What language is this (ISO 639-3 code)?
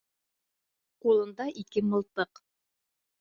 bak